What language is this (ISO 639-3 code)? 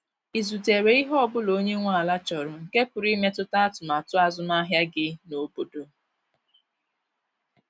ibo